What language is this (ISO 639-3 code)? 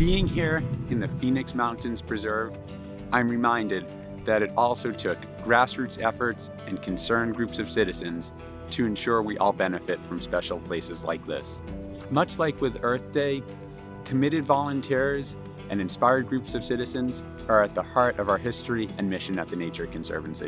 eng